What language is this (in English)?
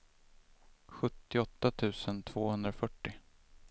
Swedish